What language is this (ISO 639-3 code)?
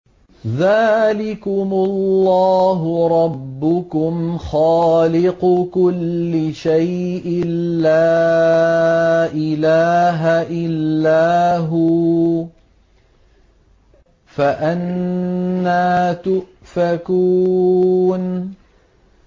ara